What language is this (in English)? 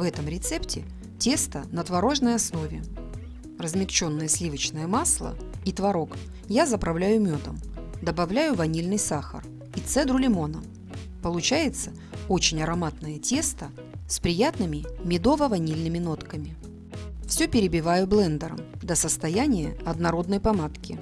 Russian